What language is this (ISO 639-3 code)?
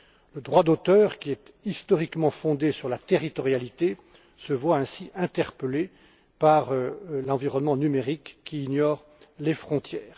fra